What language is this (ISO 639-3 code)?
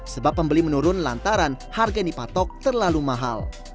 ind